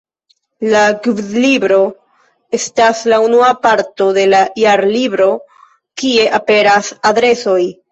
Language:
Esperanto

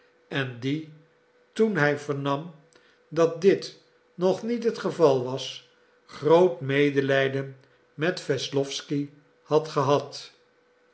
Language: Dutch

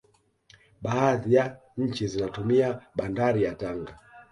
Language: Swahili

